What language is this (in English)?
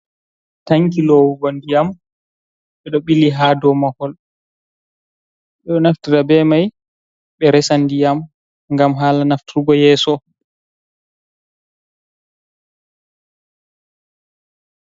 Fula